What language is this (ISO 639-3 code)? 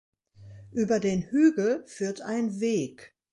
deu